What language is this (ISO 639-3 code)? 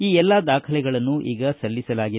kan